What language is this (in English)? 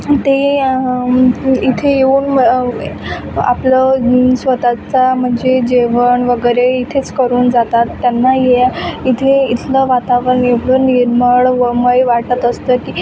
Marathi